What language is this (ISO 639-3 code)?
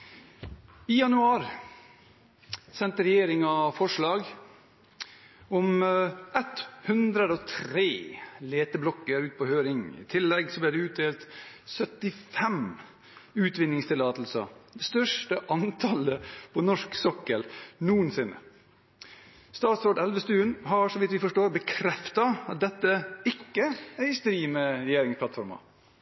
nor